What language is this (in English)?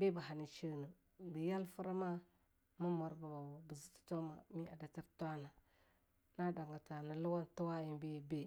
Longuda